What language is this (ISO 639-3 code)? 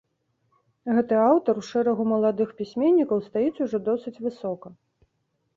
bel